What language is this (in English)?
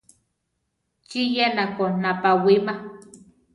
Central Tarahumara